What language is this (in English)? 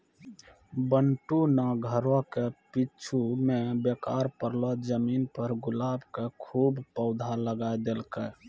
Maithili